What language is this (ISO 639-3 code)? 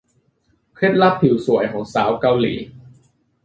tha